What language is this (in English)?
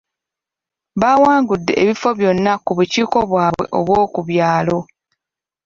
Ganda